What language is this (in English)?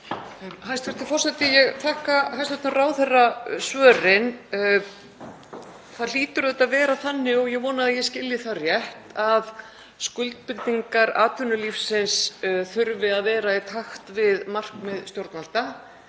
Icelandic